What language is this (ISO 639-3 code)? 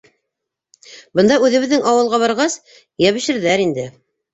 bak